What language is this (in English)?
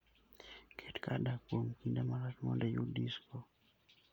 Luo (Kenya and Tanzania)